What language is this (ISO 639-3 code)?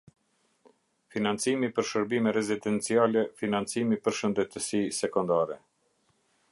sqi